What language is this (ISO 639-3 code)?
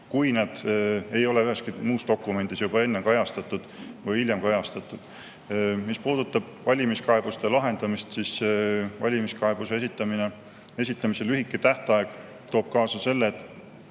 est